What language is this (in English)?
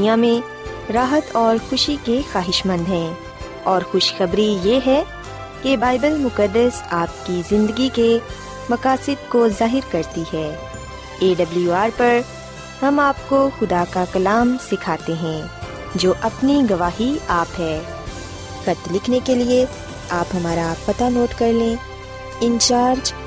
Urdu